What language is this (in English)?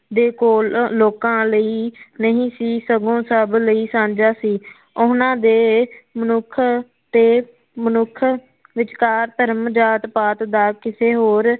Punjabi